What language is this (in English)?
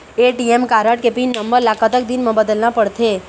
Chhattisgarhi